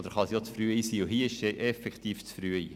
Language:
Swiss German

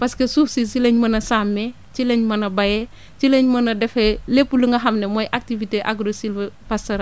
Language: Wolof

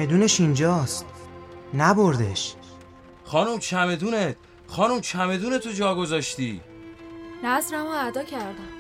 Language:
Persian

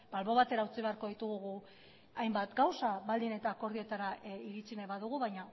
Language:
Basque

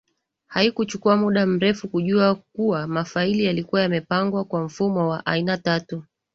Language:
Swahili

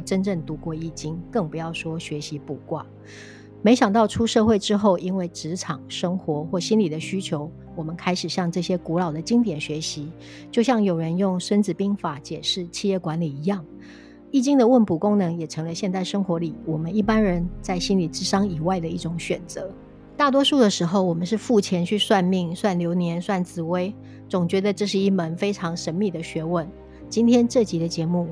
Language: Chinese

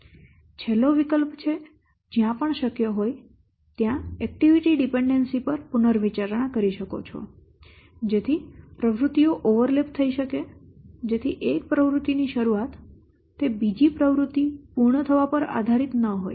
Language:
Gujarati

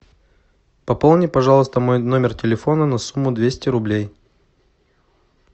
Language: Russian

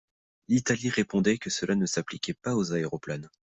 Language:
French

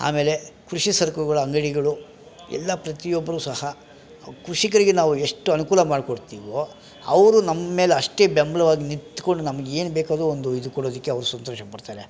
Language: Kannada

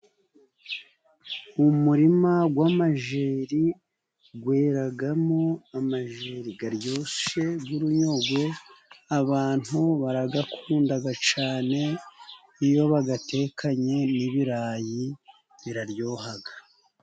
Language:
Kinyarwanda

